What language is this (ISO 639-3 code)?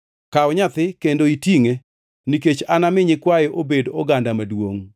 luo